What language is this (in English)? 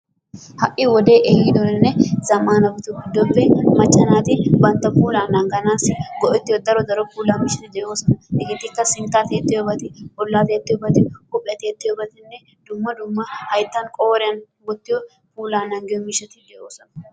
Wolaytta